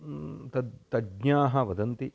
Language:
Sanskrit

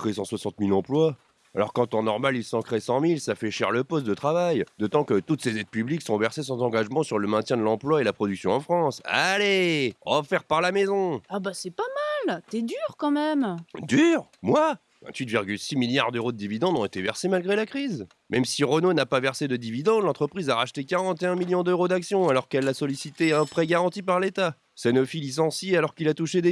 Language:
French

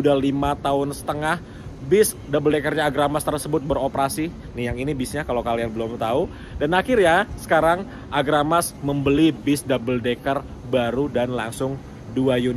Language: Indonesian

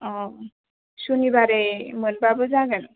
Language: Bodo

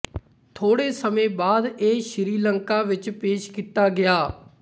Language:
Punjabi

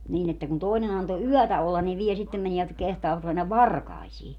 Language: Finnish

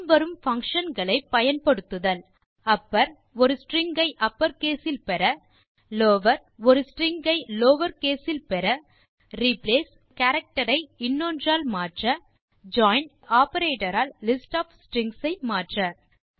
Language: Tamil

